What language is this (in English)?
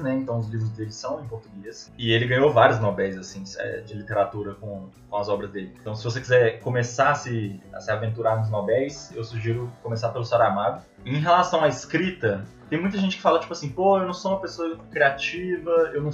Portuguese